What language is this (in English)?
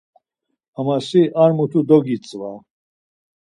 Laz